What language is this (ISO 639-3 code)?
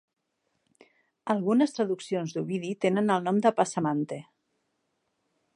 cat